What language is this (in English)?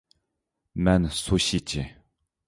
Uyghur